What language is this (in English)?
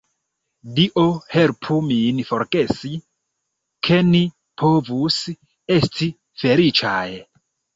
Esperanto